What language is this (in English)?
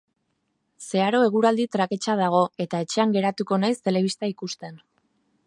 Basque